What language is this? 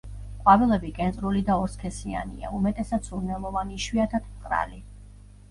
Georgian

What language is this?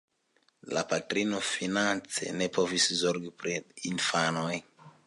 Esperanto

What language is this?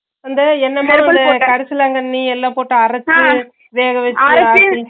Tamil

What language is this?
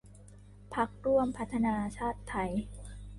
Thai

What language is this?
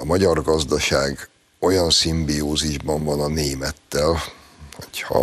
Hungarian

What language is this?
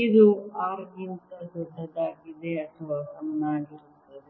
Kannada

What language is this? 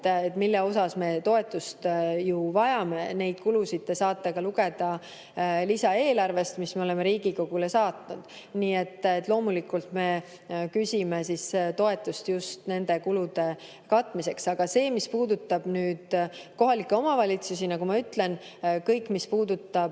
Estonian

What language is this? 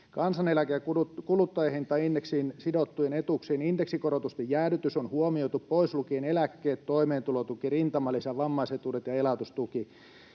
Finnish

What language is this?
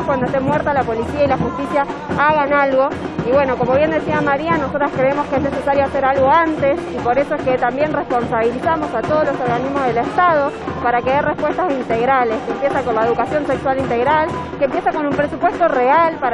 Spanish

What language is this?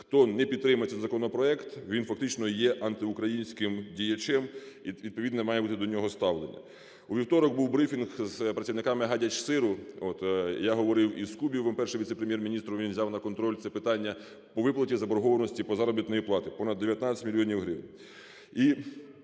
Ukrainian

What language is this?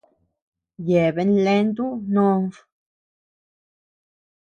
Tepeuxila Cuicatec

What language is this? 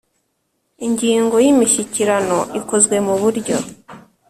Kinyarwanda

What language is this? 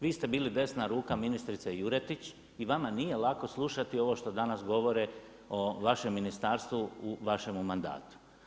Croatian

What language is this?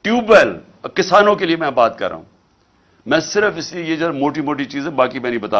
Urdu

